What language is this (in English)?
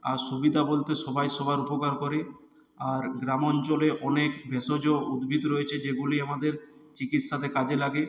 Bangla